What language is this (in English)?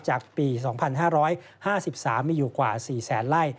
Thai